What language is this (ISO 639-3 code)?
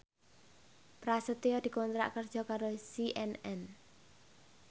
jav